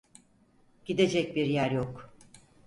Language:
Turkish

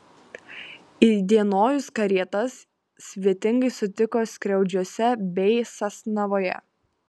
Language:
Lithuanian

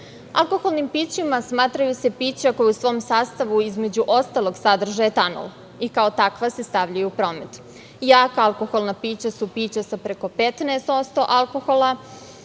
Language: Serbian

